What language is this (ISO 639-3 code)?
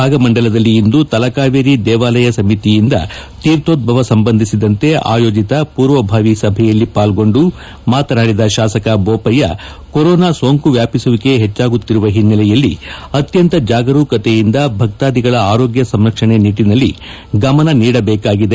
kan